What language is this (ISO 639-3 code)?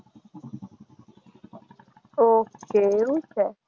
guj